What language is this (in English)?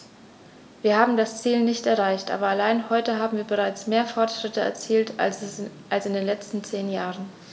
German